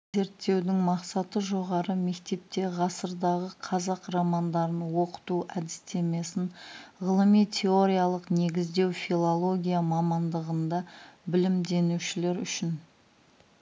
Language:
Kazakh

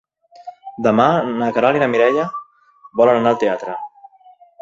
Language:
Catalan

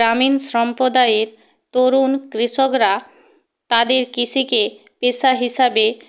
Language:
Bangla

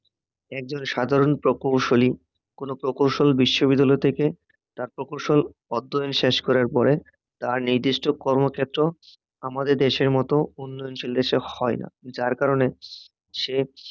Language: Bangla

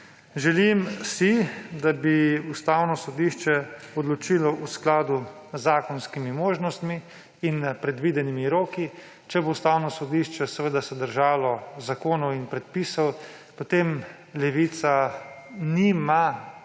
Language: Slovenian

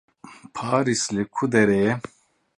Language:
Kurdish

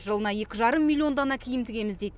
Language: Kazakh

